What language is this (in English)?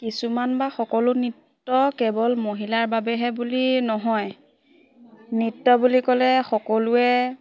Assamese